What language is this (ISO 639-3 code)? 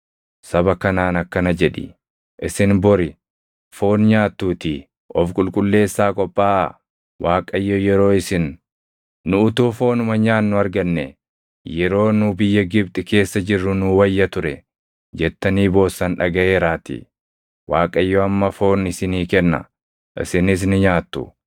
orm